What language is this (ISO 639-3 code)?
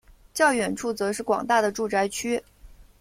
zho